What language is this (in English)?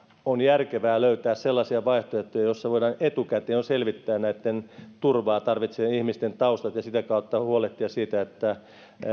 Finnish